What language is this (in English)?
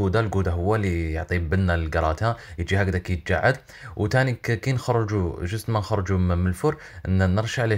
Arabic